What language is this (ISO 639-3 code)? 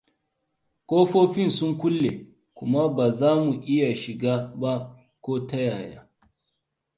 hau